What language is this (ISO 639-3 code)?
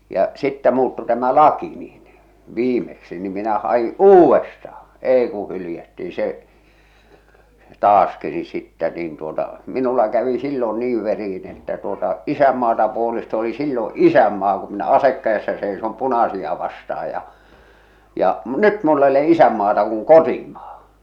fin